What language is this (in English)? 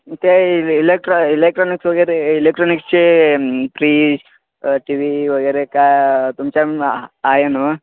Marathi